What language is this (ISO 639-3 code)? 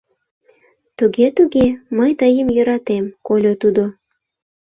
chm